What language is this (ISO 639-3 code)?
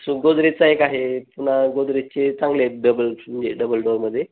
mar